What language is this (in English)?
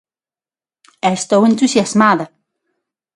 Galician